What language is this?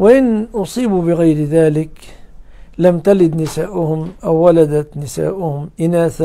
Arabic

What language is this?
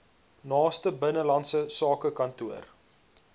Afrikaans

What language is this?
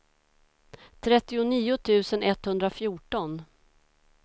Swedish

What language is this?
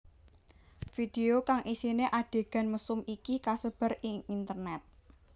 Javanese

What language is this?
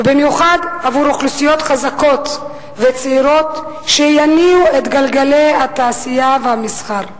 Hebrew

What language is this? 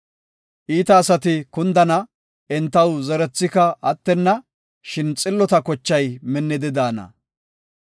Gofa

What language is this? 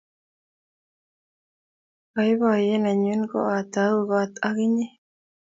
Kalenjin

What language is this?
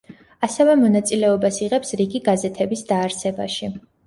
Georgian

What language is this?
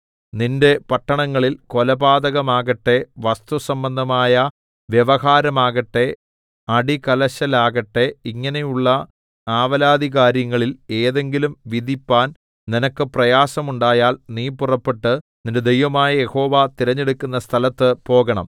Malayalam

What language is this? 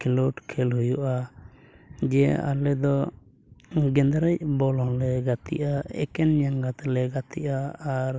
Santali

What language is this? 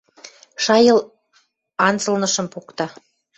Western Mari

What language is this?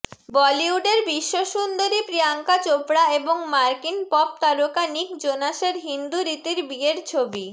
Bangla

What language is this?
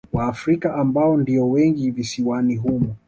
Swahili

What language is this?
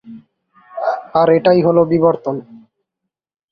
Bangla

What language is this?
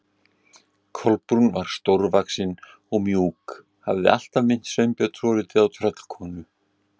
Icelandic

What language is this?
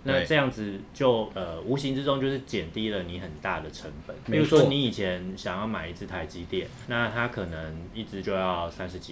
Chinese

